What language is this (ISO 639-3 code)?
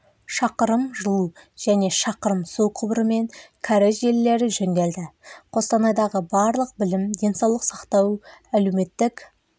kaz